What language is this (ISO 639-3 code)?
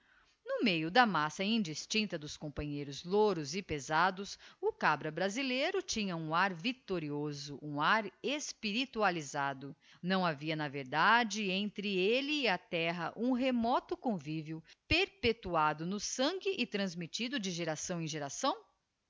por